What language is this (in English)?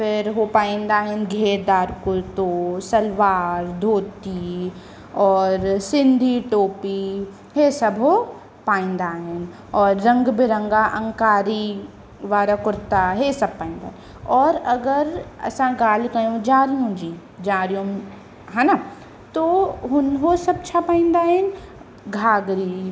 Sindhi